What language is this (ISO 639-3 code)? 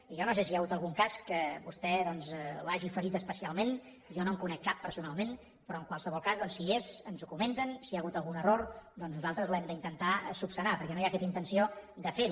cat